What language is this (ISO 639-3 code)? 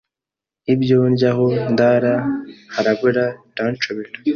kin